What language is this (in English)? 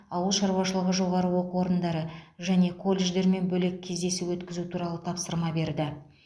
Kazakh